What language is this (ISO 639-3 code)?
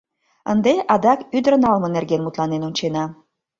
chm